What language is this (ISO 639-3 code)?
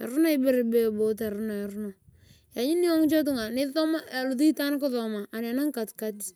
tuv